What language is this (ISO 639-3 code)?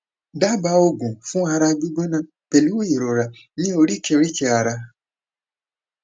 yor